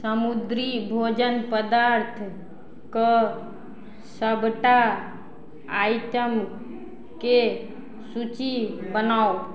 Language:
Maithili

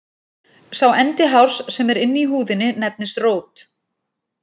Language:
Icelandic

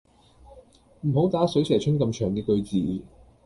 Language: Cantonese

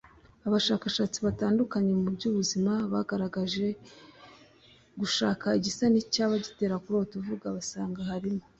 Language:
Kinyarwanda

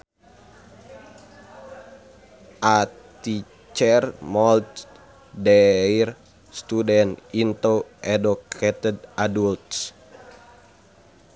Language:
Sundanese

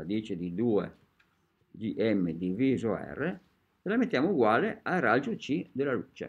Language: Italian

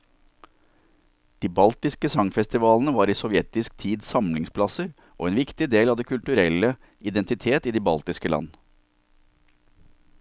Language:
Norwegian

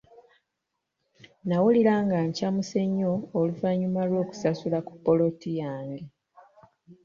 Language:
Ganda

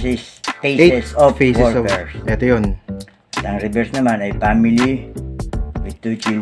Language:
Filipino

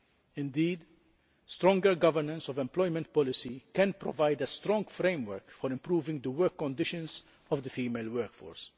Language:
English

